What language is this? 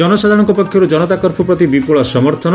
Odia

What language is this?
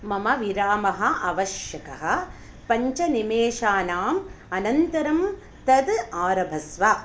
Sanskrit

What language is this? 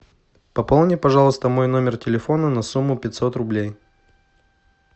Russian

